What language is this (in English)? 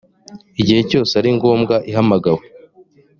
Kinyarwanda